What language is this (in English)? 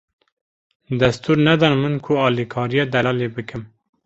Kurdish